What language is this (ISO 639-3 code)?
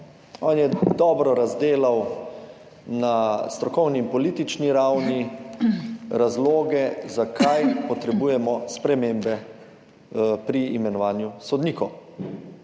slv